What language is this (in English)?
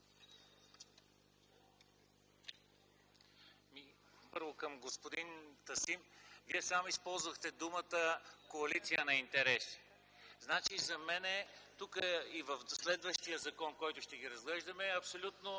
Bulgarian